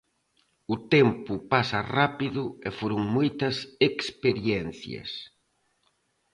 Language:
Galician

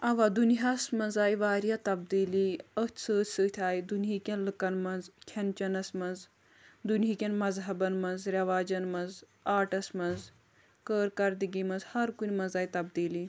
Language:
Kashmiri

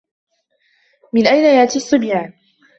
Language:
Arabic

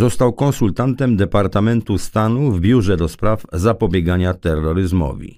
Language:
Polish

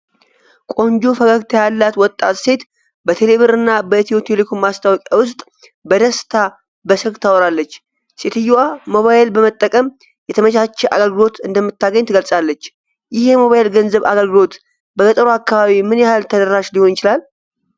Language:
Amharic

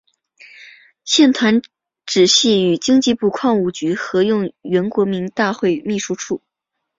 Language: Chinese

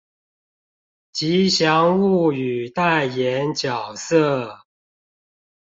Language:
Chinese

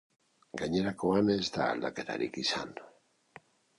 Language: Basque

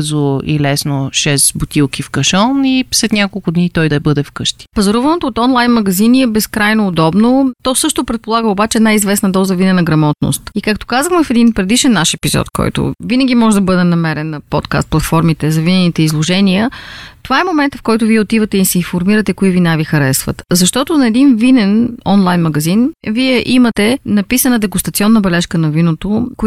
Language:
Bulgarian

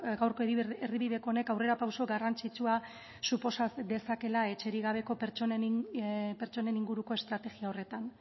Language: Basque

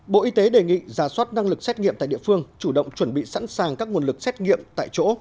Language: Vietnamese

